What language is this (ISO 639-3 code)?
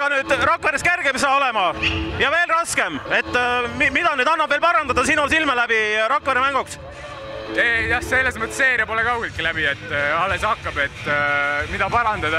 ara